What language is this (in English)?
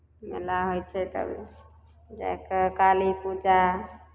Maithili